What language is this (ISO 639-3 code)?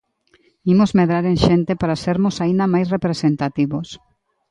glg